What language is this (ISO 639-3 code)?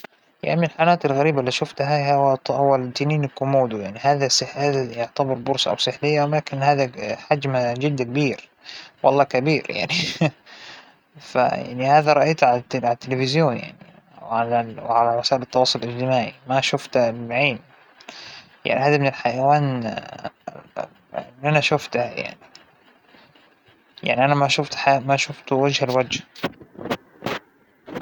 acw